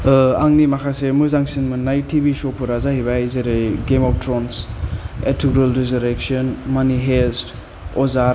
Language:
Bodo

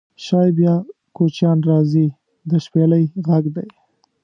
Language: Pashto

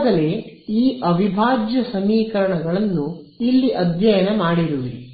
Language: Kannada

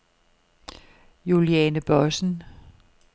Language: Danish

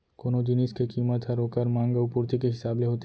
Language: Chhattisgarhi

